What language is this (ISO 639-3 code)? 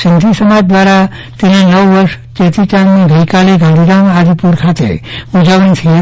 guj